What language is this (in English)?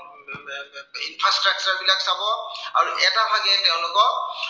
Assamese